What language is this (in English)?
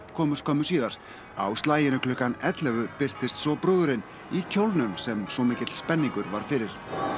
Icelandic